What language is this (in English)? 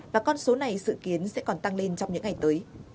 Vietnamese